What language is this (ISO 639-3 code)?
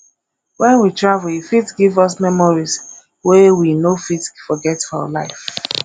pcm